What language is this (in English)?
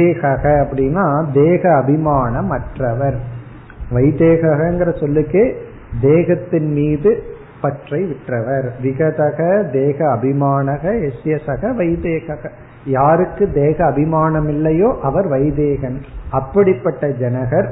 Tamil